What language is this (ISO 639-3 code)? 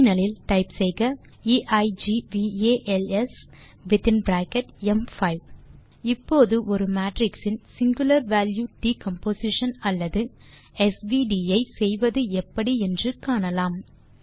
tam